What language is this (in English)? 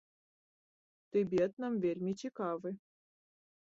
Belarusian